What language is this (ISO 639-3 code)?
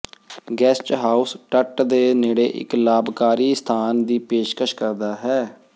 pan